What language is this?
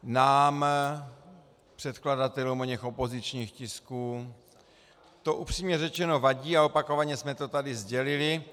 Czech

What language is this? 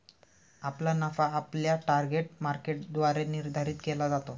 Marathi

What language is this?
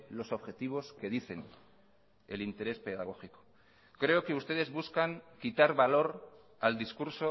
Spanish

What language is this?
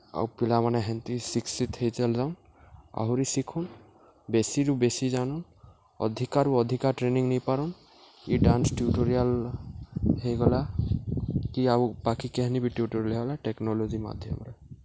Odia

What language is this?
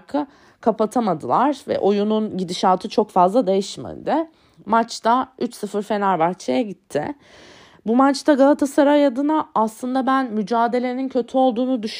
Turkish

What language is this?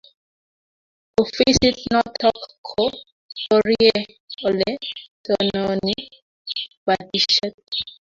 Kalenjin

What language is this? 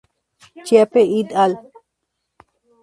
Spanish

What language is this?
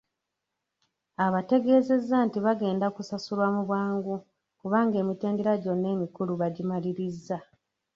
Ganda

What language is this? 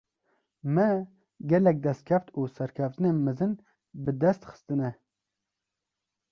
Kurdish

